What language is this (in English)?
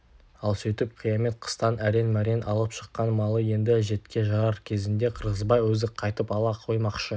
Kazakh